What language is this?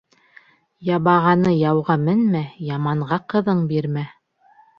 Bashkir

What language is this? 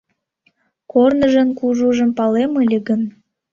Mari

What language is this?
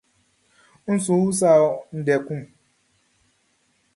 Baoulé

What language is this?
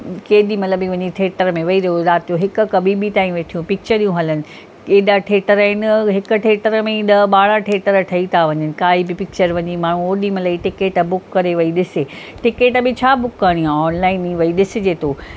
Sindhi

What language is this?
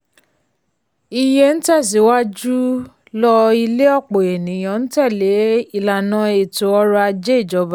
Yoruba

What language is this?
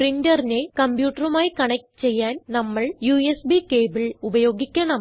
Malayalam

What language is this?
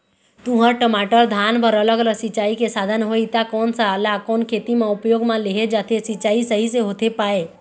Chhattisgarhi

